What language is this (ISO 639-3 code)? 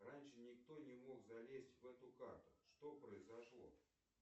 rus